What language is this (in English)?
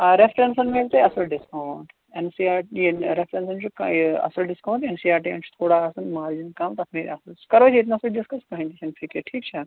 Kashmiri